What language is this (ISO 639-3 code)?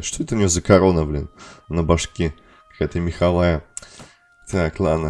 rus